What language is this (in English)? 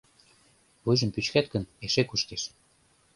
Mari